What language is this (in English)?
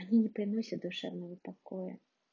Russian